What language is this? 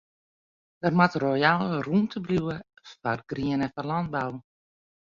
Western Frisian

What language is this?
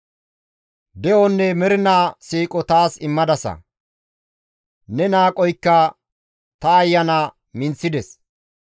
Gamo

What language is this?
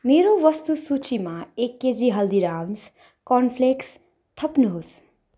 Nepali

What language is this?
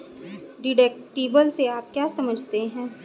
Hindi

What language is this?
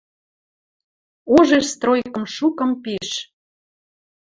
Western Mari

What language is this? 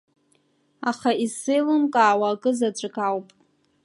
Abkhazian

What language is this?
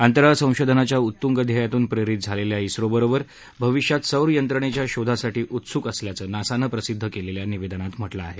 Marathi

